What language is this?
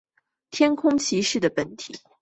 Chinese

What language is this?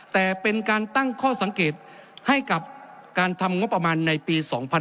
Thai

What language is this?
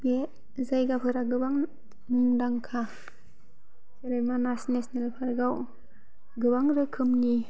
Bodo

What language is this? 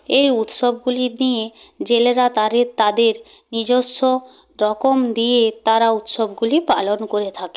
Bangla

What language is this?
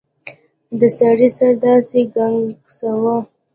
Pashto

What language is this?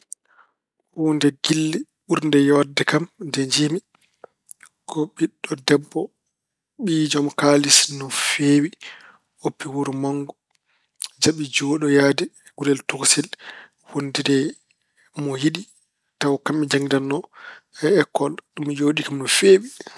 Fula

